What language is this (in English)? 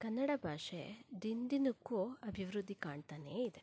Kannada